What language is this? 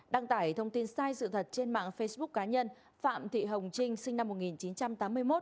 Vietnamese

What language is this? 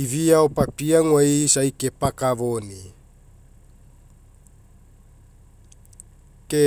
Mekeo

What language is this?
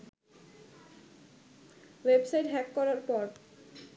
Bangla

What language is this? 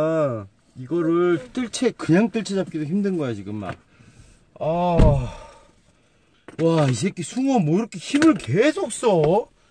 Korean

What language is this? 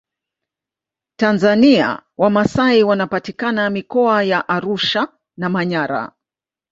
Swahili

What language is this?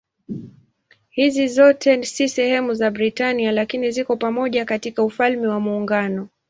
Swahili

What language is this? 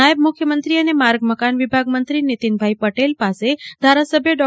Gujarati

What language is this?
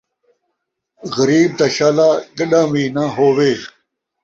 Saraiki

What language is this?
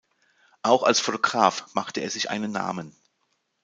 German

